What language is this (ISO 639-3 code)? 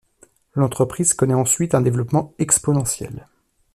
fra